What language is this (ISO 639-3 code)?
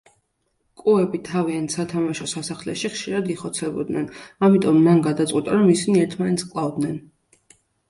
kat